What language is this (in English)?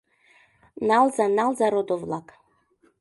Mari